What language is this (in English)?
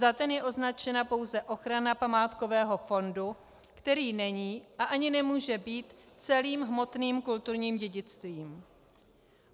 Czech